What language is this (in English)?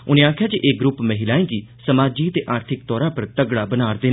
Dogri